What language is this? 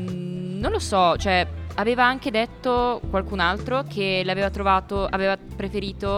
Italian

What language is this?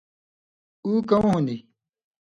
Indus Kohistani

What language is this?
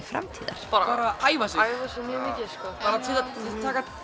Icelandic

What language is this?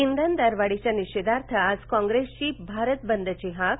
Marathi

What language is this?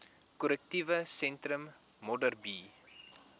Afrikaans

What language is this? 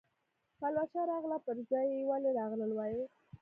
Pashto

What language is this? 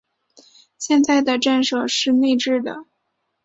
Chinese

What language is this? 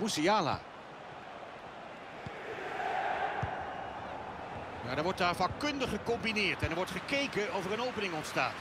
Dutch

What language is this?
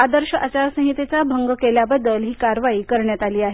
Marathi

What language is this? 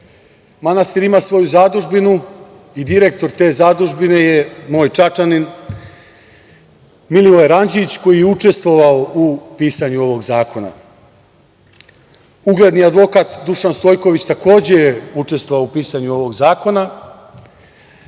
Serbian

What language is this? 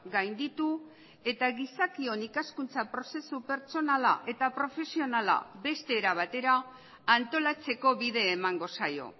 Basque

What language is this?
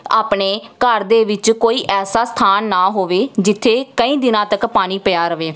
Punjabi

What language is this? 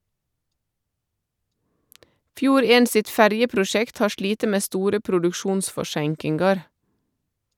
Norwegian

